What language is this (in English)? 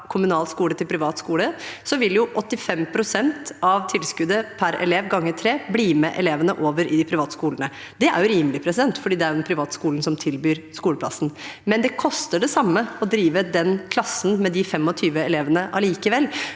Norwegian